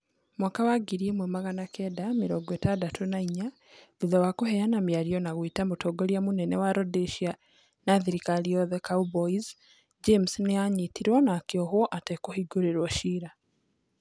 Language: Kikuyu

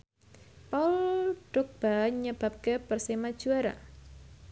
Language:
Javanese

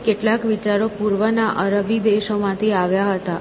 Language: Gujarati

